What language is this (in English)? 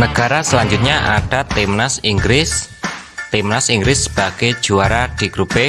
Indonesian